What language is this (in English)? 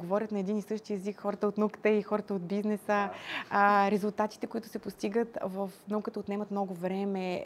Bulgarian